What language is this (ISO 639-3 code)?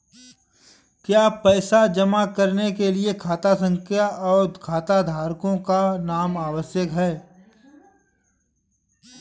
hin